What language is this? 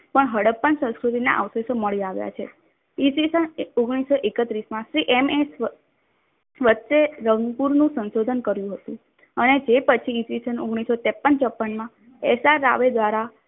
Gujarati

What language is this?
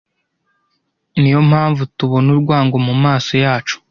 Kinyarwanda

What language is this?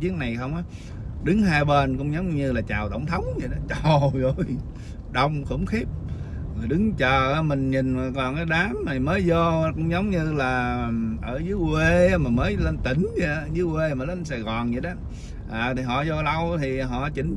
Vietnamese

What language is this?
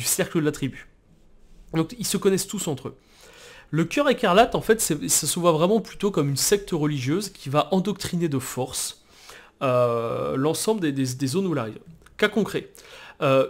French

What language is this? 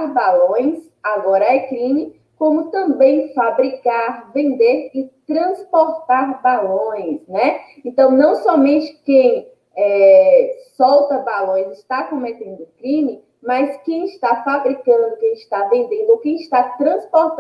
Portuguese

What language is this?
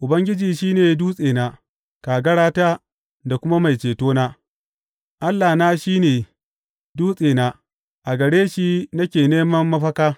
Hausa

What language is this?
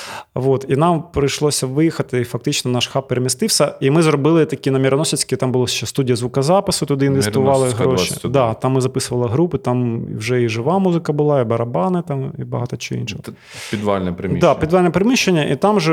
Ukrainian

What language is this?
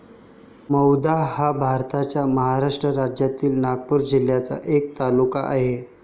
Marathi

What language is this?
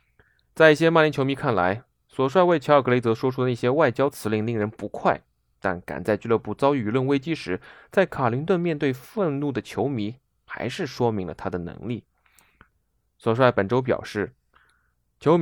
Chinese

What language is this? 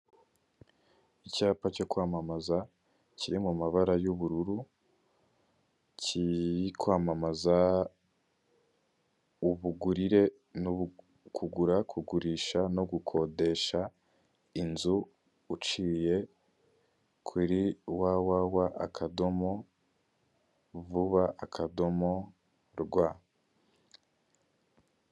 Kinyarwanda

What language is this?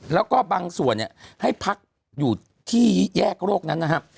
Thai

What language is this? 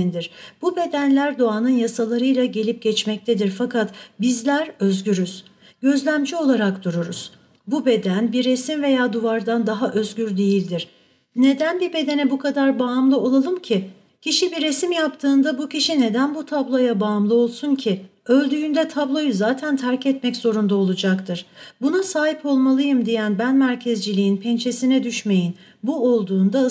Turkish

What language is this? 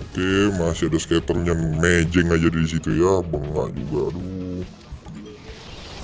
Indonesian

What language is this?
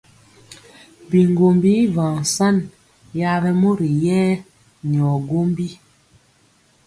Mpiemo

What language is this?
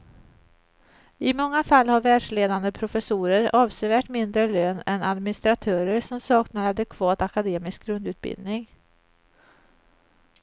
Swedish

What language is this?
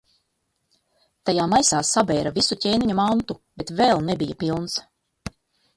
Latvian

